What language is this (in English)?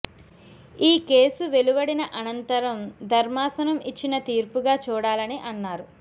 Telugu